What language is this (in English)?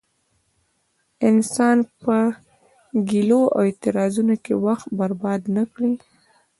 Pashto